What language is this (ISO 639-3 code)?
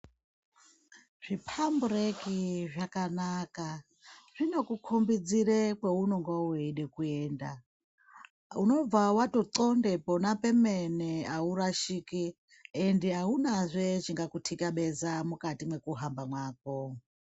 ndc